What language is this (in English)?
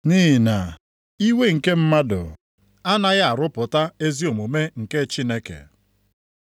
Igbo